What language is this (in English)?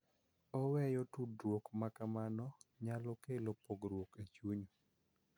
Luo (Kenya and Tanzania)